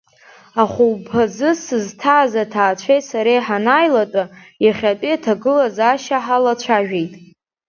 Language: Abkhazian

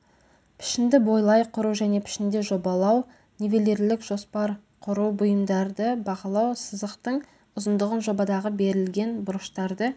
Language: Kazakh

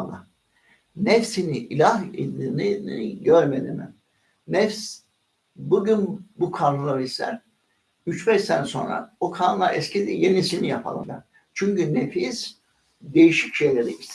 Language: Turkish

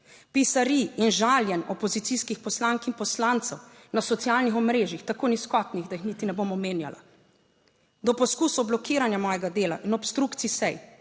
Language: Slovenian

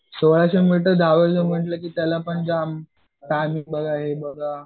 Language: Marathi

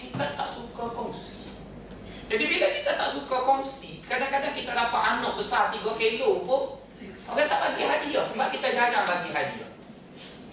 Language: Malay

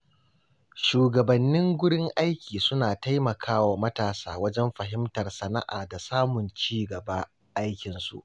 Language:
Hausa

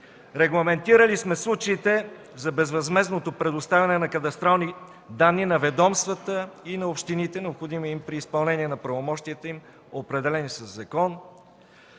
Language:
Bulgarian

